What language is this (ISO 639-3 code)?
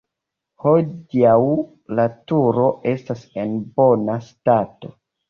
epo